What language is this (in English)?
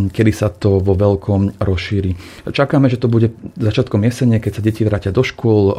Slovak